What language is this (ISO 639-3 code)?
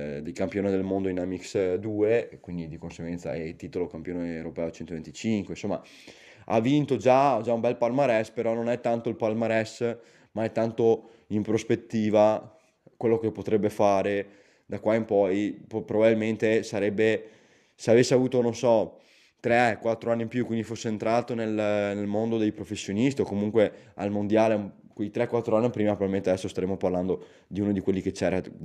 ita